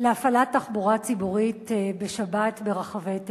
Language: Hebrew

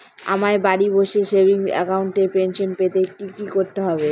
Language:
Bangla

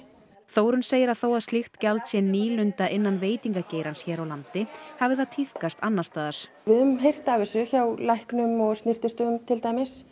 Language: Icelandic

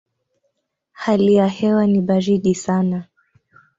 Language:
Swahili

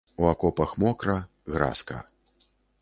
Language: Belarusian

